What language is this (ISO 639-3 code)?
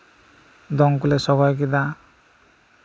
sat